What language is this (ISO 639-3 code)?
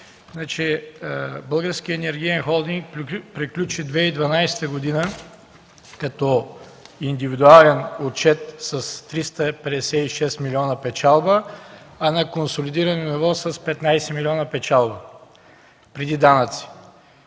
bul